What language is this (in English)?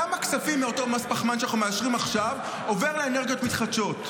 Hebrew